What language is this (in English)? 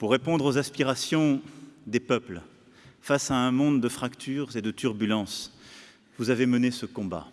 French